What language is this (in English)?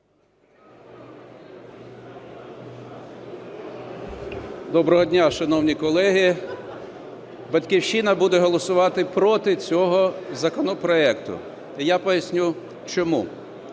Ukrainian